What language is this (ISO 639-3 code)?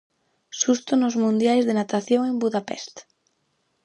glg